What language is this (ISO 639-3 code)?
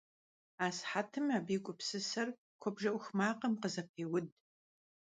kbd